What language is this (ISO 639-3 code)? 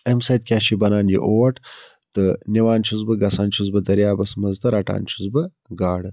kas